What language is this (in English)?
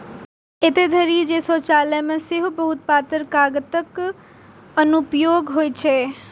Maithili